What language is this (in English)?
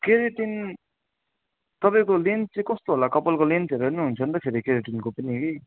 Nepali